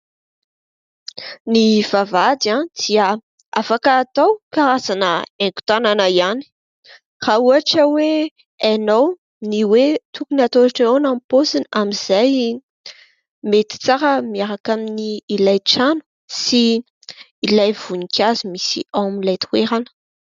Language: Malagasy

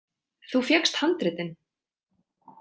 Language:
Icelandic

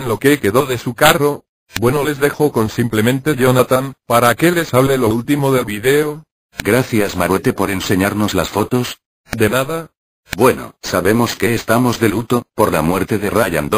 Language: Spanish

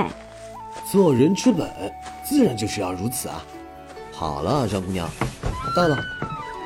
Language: Chinese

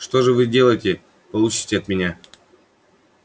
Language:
Russian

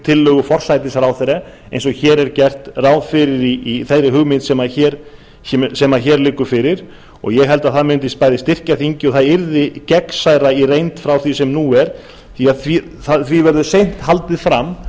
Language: Icelandic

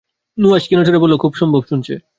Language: Bangla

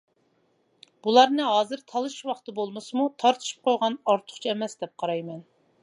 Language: Uyghur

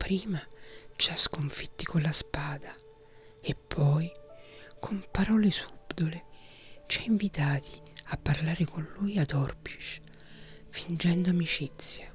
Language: Italian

